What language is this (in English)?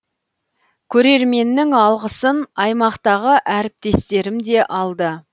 Kazakh